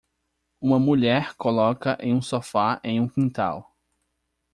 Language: Portuguese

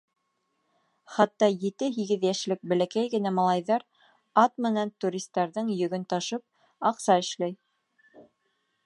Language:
Bashkir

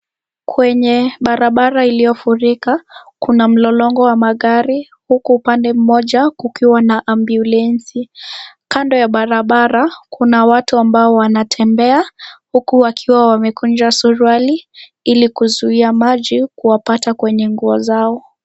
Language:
Swahili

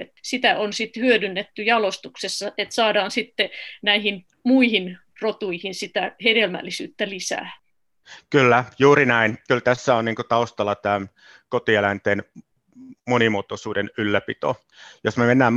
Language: Finnish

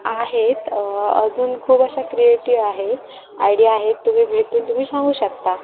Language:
Marathi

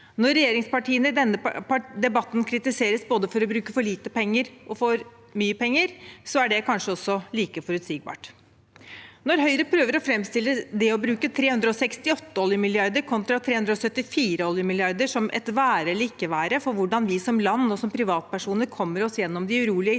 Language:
Norwegian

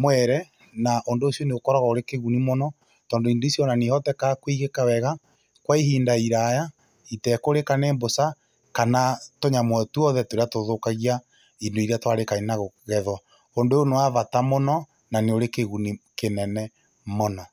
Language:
Kikuyu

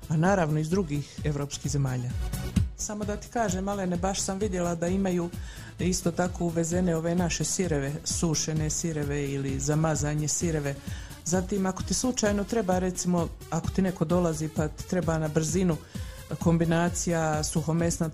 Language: Croatian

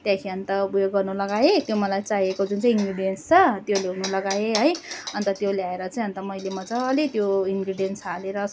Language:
Nepali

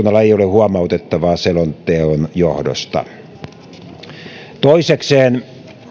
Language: Finnish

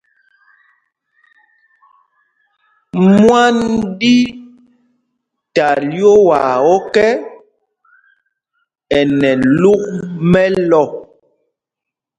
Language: Mpumpong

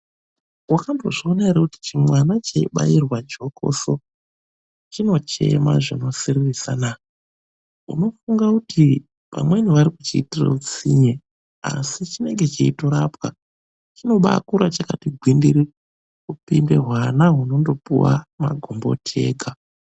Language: Ndau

